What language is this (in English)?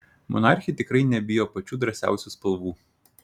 Lithuanian